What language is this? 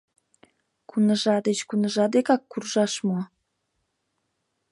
Mari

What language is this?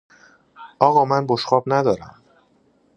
Persian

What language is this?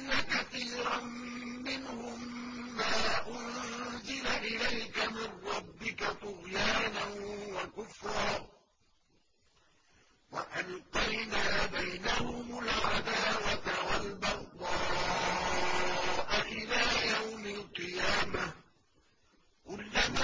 Arabic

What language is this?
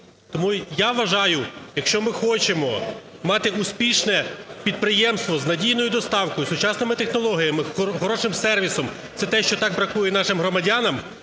Ukrainian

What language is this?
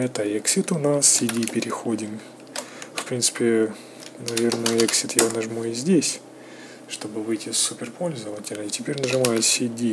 Russian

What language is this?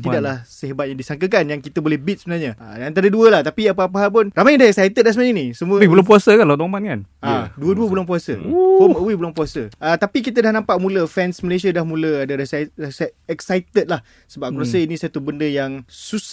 Malay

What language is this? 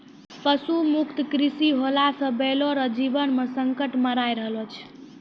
Maithili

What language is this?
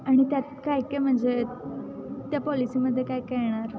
Marathi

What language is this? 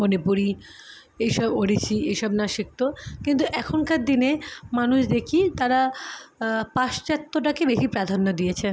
Bangla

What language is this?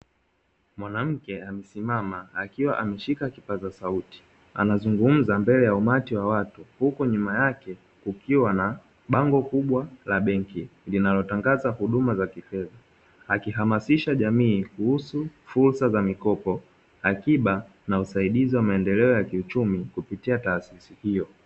Swahili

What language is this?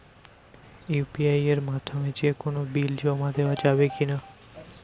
Bangla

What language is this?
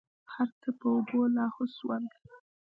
Pashto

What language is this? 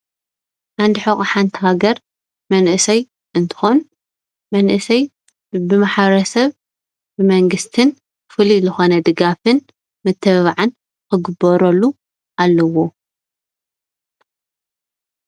Tigrinya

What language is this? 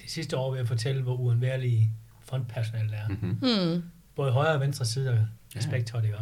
Danish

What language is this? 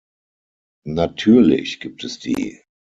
German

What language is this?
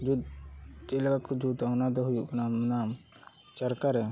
Santali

